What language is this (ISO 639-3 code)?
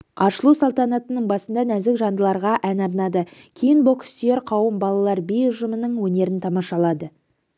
kaz